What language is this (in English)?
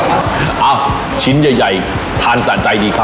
Thai